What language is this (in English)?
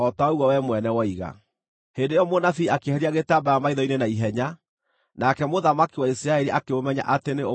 Kikuyu